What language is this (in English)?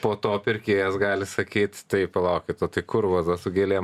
Lithuanian